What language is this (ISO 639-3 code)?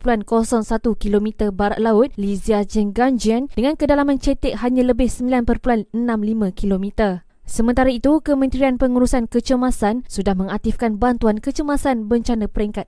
msa